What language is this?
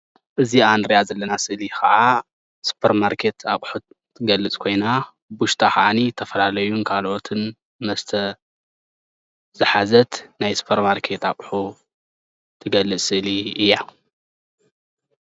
Tigrinya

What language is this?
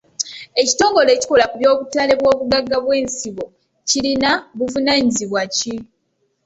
Ganda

